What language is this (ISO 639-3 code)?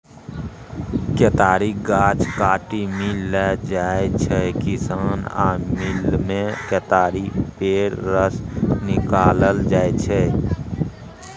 mai